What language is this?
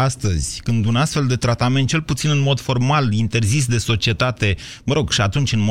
Romanian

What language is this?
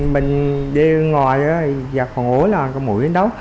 Vietnamese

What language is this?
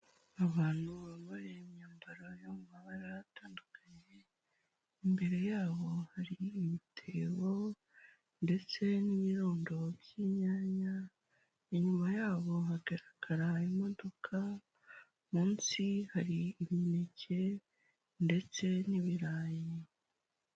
Kinyarwanda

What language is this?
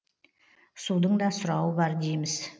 Kazakh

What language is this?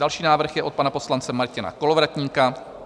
Czech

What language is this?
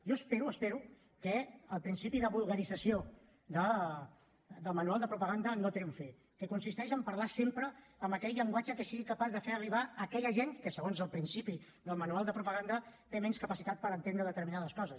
Catalan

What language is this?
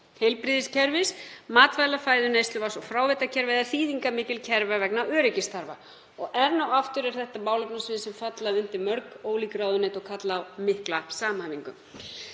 Icelandic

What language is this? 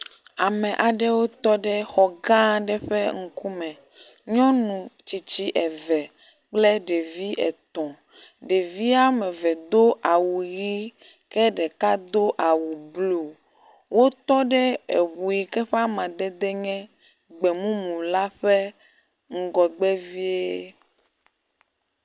Ewe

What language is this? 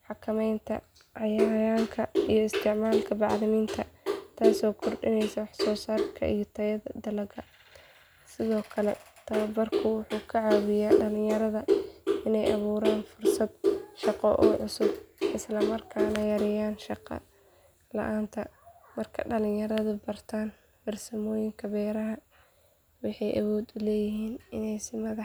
Somali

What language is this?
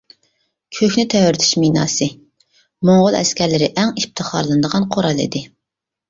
Uyghur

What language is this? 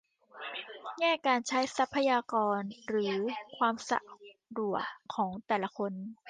Thai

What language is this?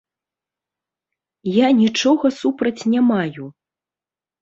Belarusian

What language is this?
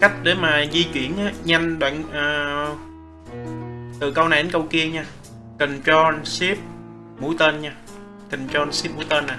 Vietnamese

